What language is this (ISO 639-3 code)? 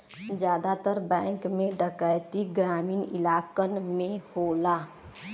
bho